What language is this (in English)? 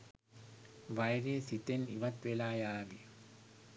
Sinhala